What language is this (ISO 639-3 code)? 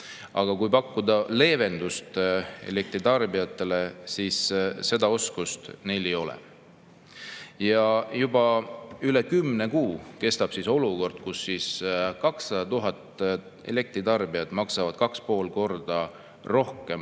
est